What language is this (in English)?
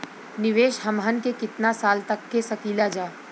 Bhojpuri